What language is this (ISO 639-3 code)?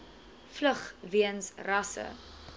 afr